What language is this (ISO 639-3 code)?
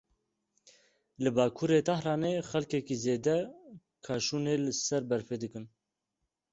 kur